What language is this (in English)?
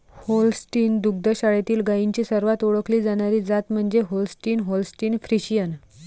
Marathi